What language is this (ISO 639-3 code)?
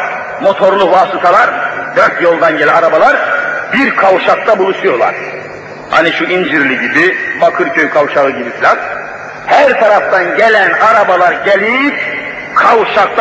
tur